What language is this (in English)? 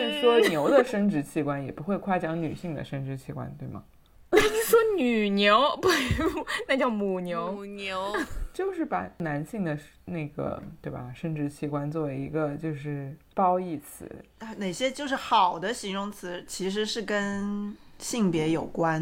Chinese